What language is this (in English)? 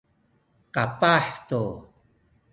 Sakizaya